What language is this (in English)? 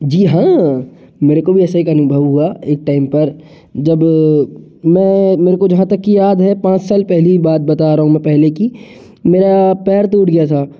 Hindi